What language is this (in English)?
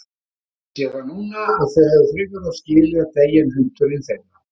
Icelandic